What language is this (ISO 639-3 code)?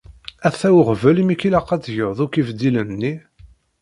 kab